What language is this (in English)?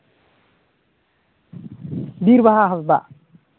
Santali